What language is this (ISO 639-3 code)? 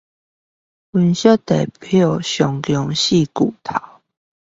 zho